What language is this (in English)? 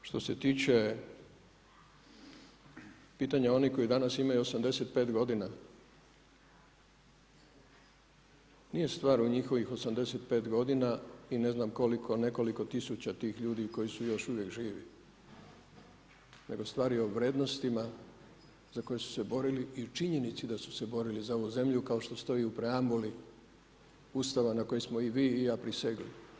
Croatian